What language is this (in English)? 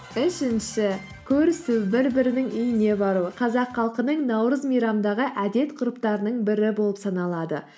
Kazakh